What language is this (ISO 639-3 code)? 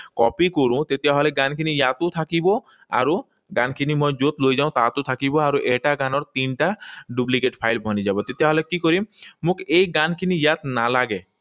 asm